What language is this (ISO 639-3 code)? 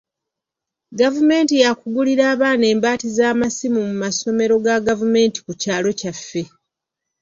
lug